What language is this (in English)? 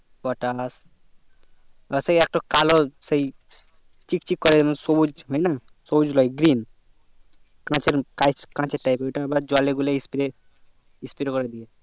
Bangla